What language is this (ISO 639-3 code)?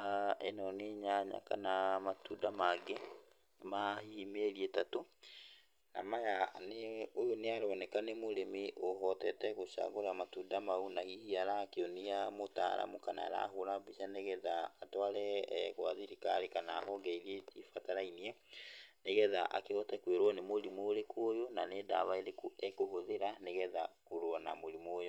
kik